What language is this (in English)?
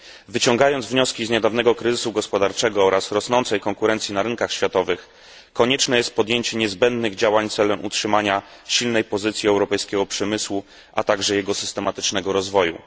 Polish